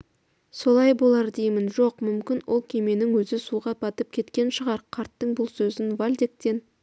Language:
Kazakh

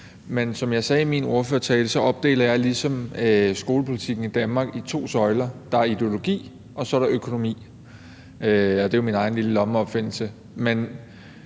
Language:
Danish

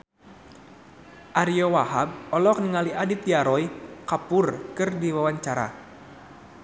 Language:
Sundanese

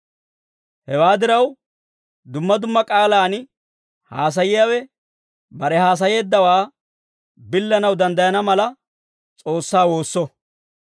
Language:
Dawro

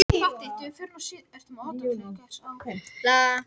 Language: Icelandic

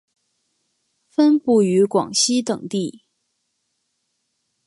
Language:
Chinese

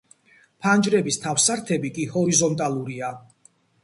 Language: Georgian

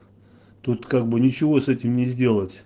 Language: Russian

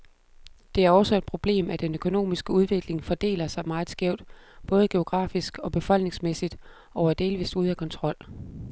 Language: Danish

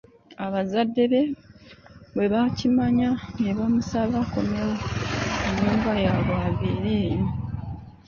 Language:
Ganda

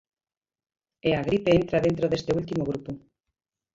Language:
Galician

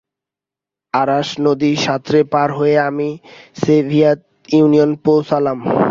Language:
Bangla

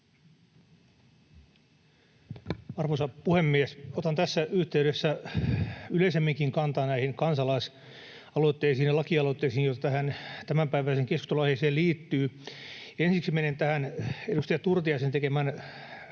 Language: Finnish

